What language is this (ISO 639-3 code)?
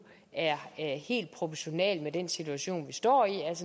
dan